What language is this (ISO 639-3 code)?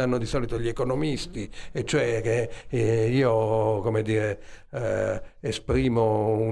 ita